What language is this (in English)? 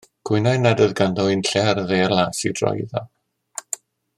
Welsh